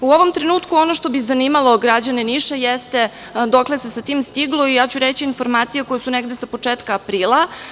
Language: Serbian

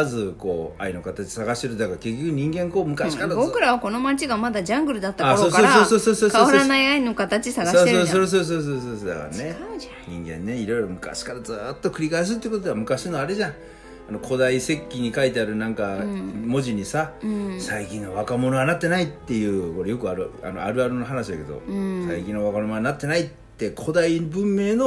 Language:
Japanese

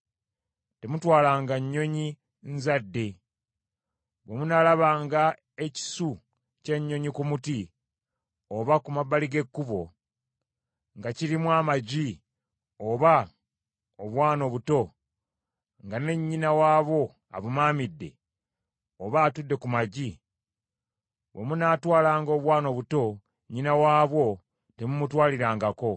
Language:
Ganda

